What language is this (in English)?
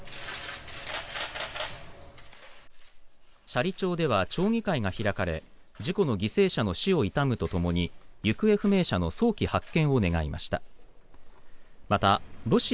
Japanese